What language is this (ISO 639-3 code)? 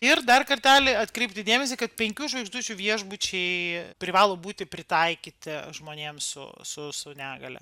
lit